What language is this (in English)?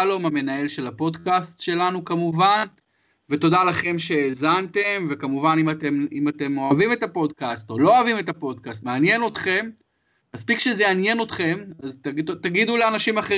Hebrew